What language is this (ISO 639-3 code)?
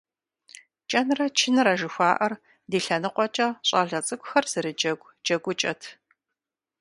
kbd